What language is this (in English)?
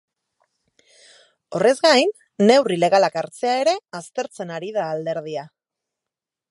Basque